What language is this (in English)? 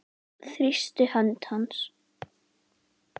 Icelandic